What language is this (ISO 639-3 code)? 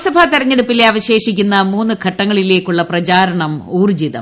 mal